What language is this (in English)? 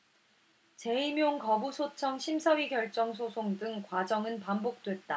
Korean